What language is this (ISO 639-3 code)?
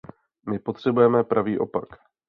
ces